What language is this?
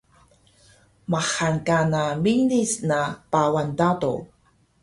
Taroko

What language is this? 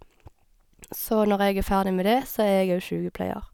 Norwegian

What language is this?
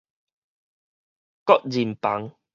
Min Nan Chinese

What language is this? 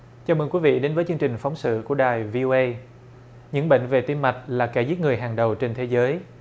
Vietnamese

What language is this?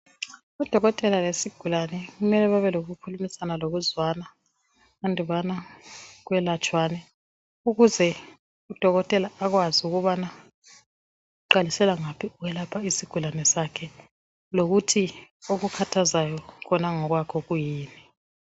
North Ndebele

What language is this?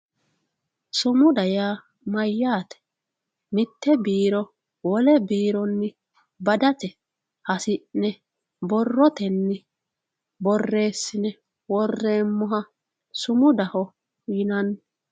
Sidamo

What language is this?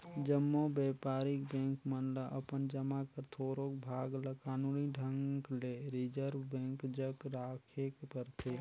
Chhattisgarhi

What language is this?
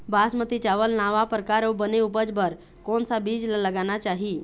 Chhattisgarhi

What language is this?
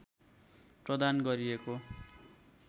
Nepali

